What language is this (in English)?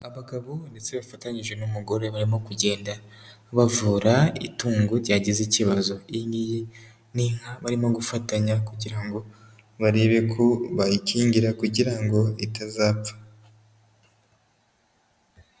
Kinyarwanda